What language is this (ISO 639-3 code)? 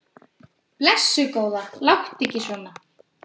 isl